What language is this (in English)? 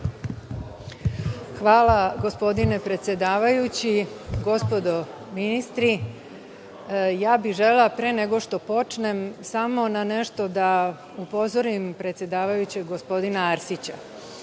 Serbian